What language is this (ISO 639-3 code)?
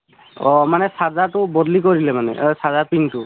asm